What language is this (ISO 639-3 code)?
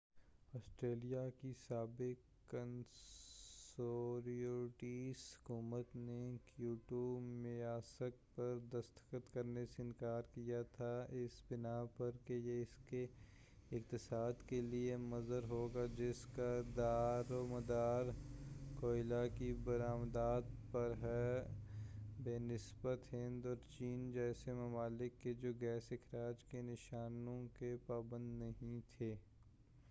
urd